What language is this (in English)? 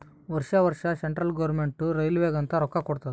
Kannada